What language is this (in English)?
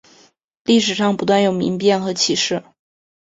Chinese